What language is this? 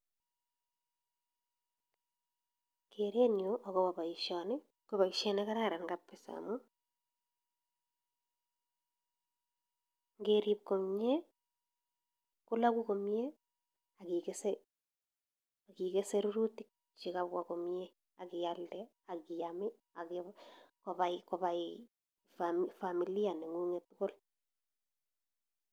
Kalenjin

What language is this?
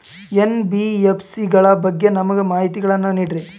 Kannada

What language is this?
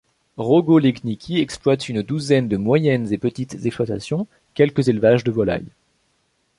French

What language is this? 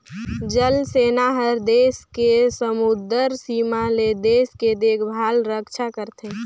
Chhattisgarhi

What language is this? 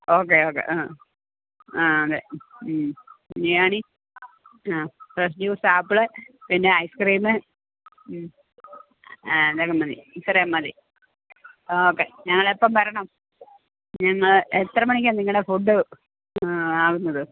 Malayalam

